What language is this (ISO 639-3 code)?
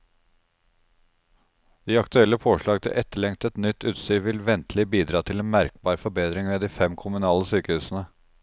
nor